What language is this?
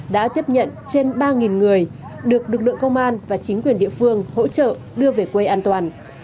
Vietnamese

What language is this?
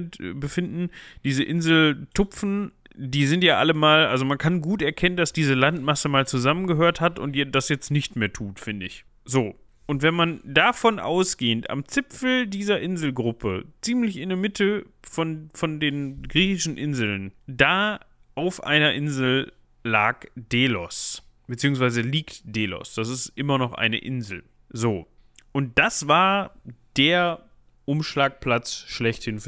German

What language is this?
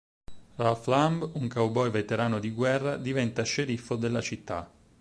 Italian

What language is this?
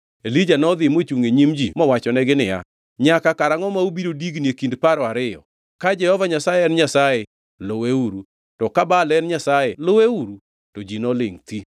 Luo (Kenya and Tanzania)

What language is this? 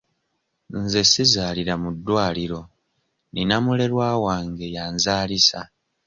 Ganda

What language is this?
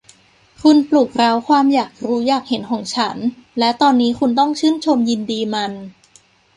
Thai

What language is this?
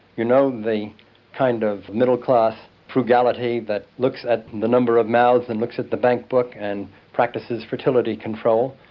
English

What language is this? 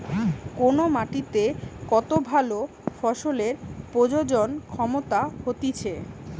Bangla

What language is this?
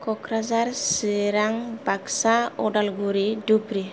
Bodo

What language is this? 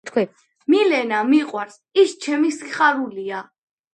Georgian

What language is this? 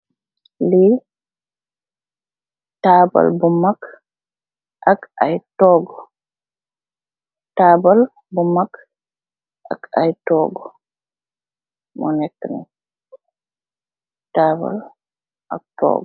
Wolof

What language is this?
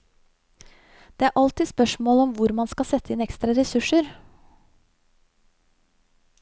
Norwegian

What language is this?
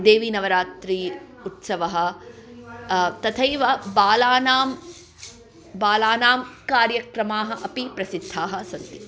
Sanskrit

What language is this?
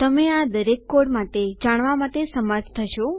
Gujarati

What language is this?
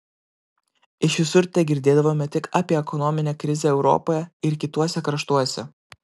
Lithuanian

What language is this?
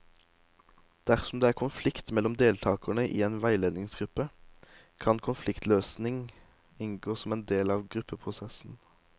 Norwegian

